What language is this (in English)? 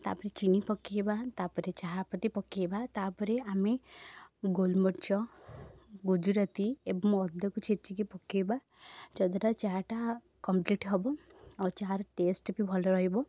Odia